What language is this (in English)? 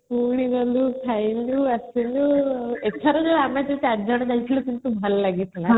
Odia